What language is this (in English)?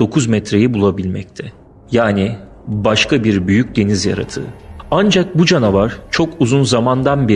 Turkish